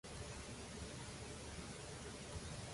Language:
Catalan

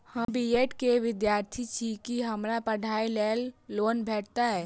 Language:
Maithili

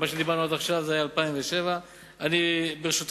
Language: Hebrew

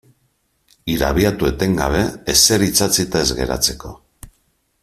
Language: Basque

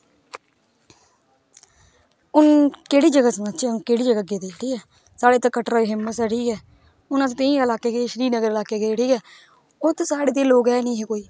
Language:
Dogri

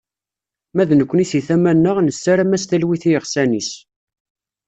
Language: Kabyle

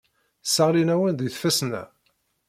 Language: Kabyle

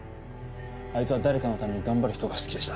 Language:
Japanese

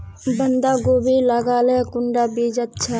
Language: Magahi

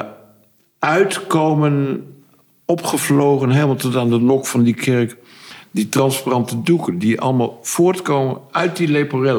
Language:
Dutch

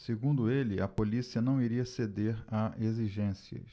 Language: Portuguese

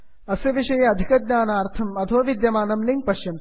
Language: Sanskrit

